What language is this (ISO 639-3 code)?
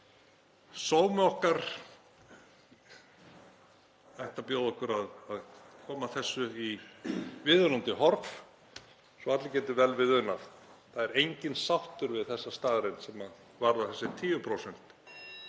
isl